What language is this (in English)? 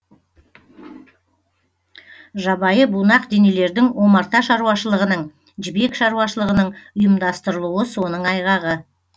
Kazakh